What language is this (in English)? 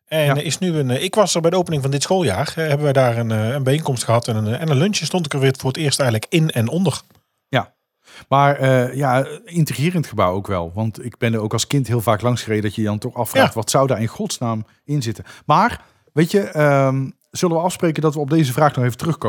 Dutch